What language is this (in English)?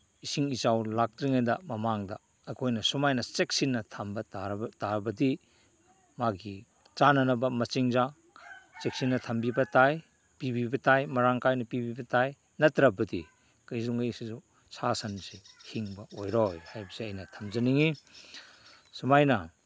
Manipuri